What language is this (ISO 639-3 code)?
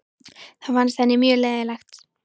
isl